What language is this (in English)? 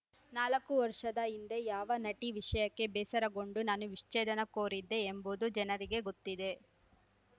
Kannada